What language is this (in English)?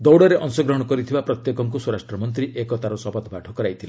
Odia